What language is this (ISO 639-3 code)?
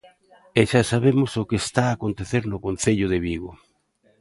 glg